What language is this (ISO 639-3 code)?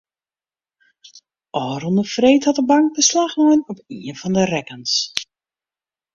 fry